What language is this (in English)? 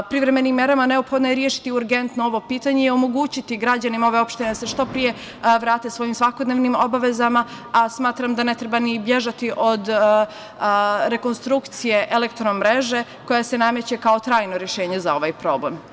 Serbian